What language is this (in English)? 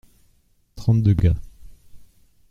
French